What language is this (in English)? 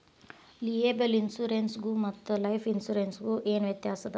Kannada